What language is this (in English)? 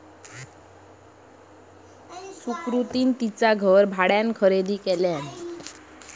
Marathi